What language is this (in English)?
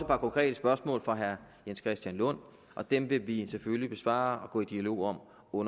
Danish